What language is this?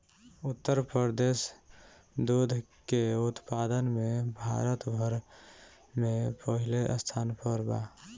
Bhojpuri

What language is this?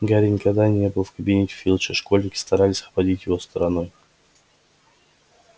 Russian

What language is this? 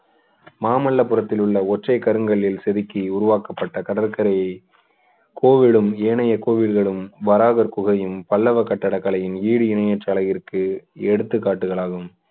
Tamil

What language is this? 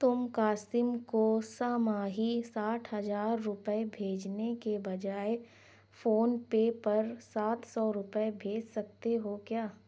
Urdu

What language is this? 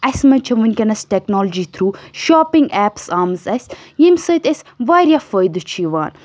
Kashmiri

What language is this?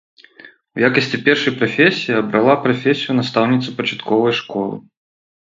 Belarusian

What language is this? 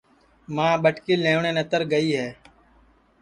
Sansi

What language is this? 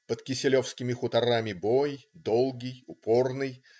Russian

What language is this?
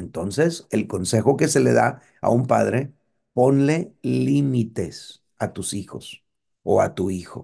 Spanish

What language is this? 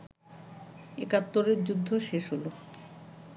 Bangla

